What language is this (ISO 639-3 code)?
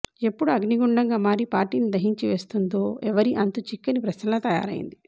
tel